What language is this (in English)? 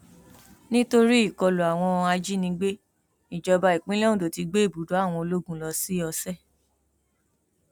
Yoruba